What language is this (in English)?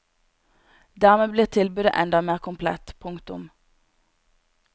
Norwegian